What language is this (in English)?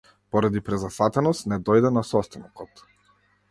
Macedonian